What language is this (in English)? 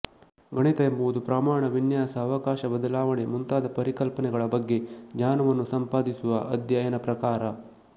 Kannada